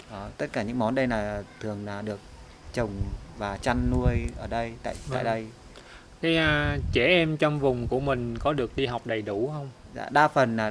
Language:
Vietnamese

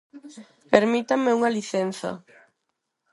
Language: Galician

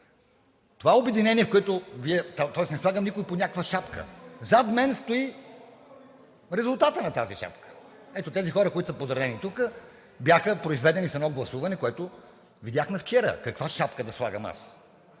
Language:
Bulgarian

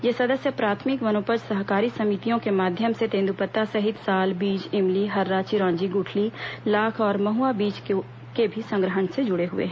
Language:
Hindi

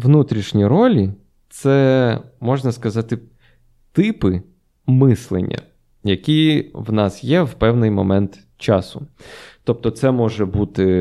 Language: Ukrainian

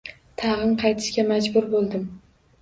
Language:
Uzbek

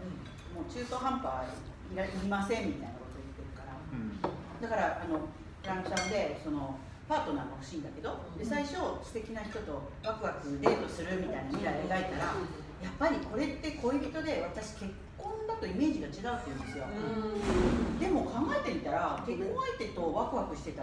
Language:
Japanese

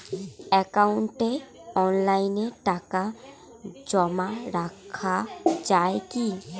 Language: Bangla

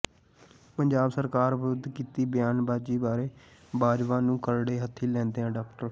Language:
Punjabi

